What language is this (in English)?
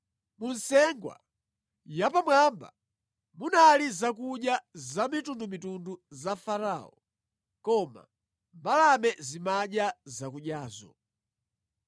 Nyanja